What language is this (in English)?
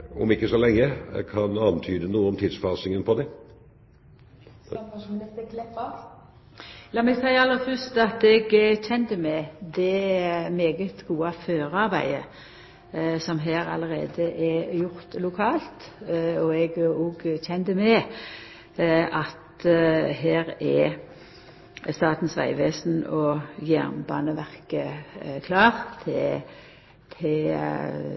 Norwegian